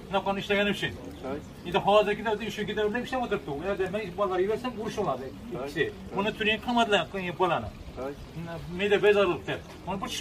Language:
Turkish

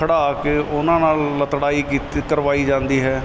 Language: Punjabi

